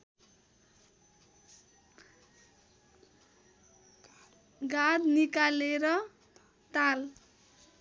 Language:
Nepali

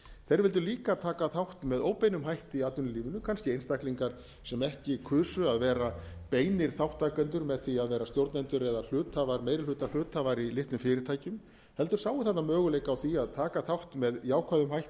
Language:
Icelandic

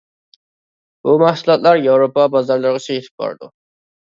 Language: Uyghur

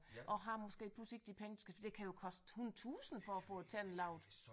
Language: Danish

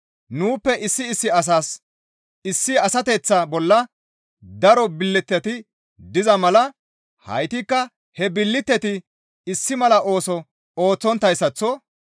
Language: Gamo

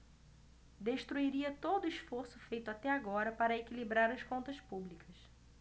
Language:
Portuguese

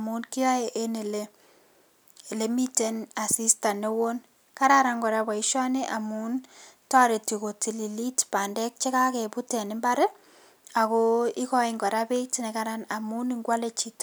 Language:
Kalenjin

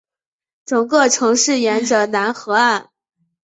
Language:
Chinese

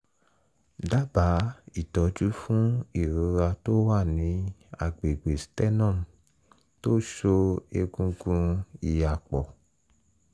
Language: Yoruba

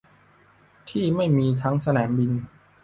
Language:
Thai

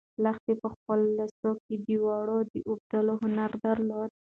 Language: Pashto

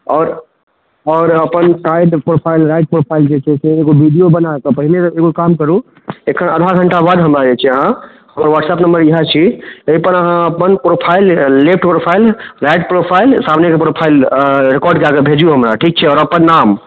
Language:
Maithili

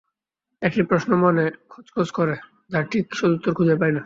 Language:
Bangla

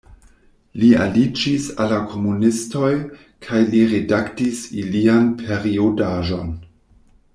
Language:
Esperanto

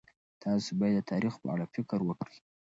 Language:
Pashto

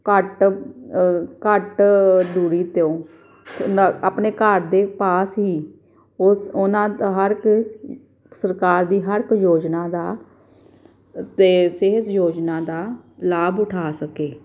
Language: Punjabi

